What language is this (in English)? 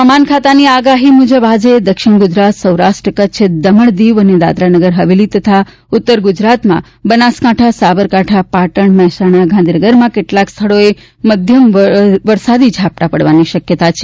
Gujarati